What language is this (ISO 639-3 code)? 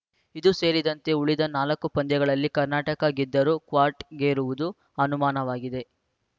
kan